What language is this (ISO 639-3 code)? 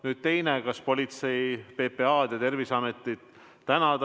est